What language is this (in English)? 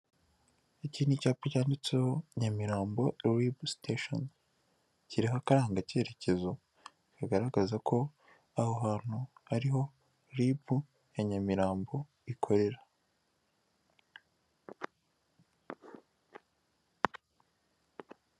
Kinyarwanda